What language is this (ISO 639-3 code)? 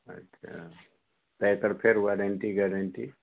mai